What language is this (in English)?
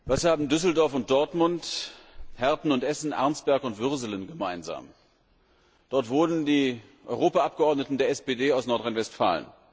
German